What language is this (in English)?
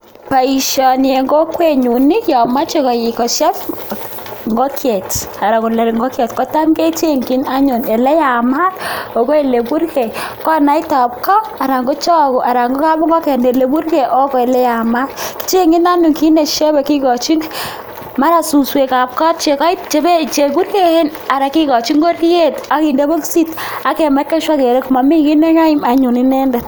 Kalenjin